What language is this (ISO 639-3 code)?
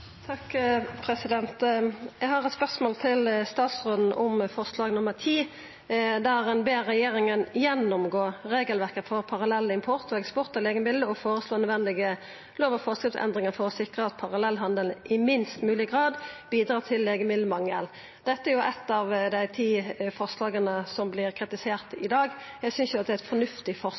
nno